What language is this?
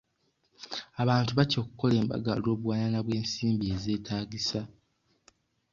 Ganda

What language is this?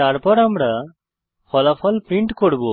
Bangla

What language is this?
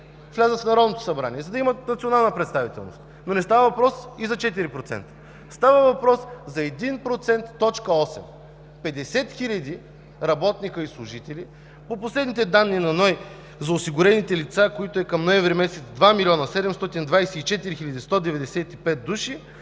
Bulgarian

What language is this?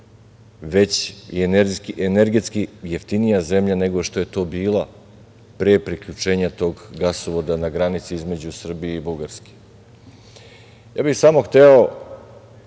Serbian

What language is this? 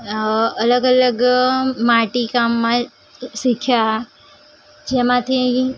Gujarati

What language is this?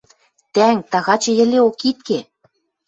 Western Mari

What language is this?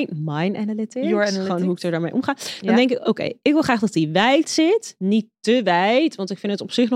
Dutch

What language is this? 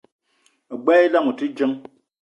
Eton (Cameroon)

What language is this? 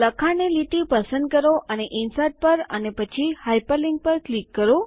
Gujarati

